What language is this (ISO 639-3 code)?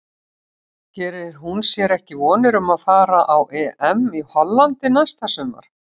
isl